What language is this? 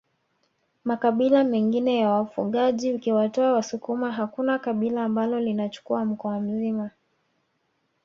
Swahili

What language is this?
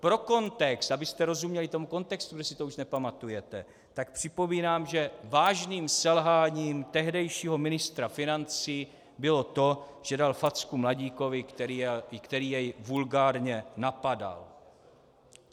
Czech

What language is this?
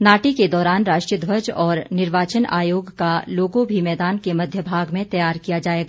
Hindi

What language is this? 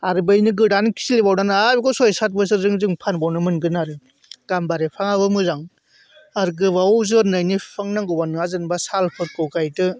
Bodo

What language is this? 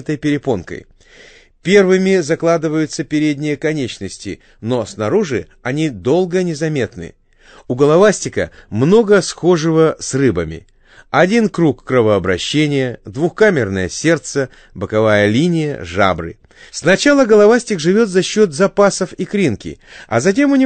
Russian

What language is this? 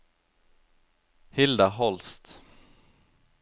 Norwegian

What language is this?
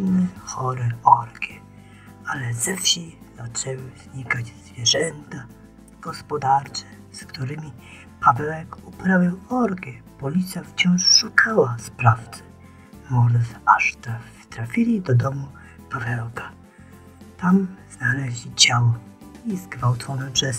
Polish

